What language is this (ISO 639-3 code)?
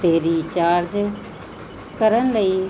pan